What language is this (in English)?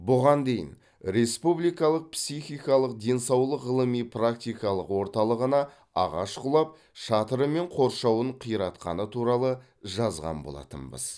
Kazakh